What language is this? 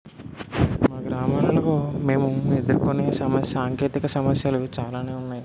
Telugu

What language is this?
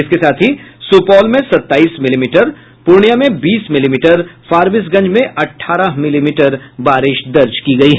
Hindi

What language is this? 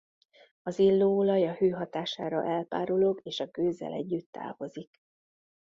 Hungarian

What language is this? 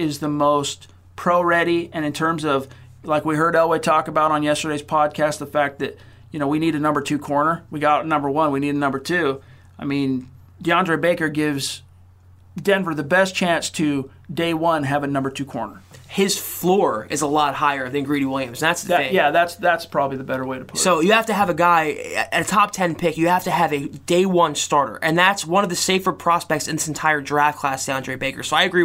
English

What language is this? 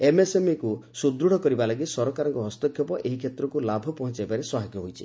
Odia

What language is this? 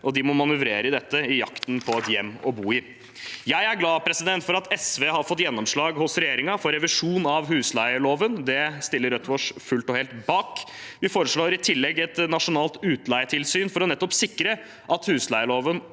Norwegian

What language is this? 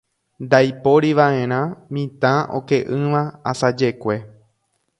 Guarani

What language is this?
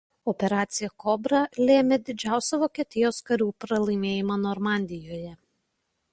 Lithuanian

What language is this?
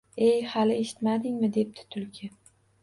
Uzbek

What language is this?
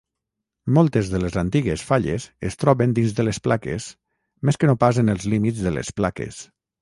Catalan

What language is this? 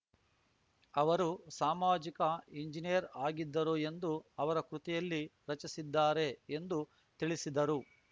Kannada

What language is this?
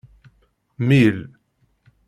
Kabyle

